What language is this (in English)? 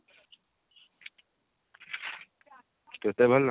Odia